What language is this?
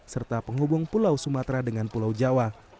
Indonesian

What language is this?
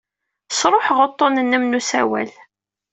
Kabyle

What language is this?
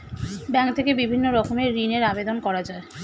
Bangla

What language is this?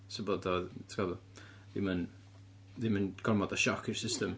Welsh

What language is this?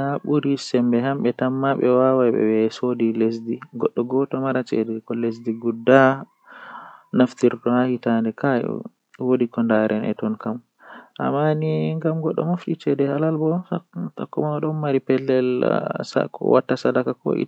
Western Niger Fulfulde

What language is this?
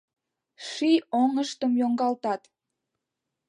Mari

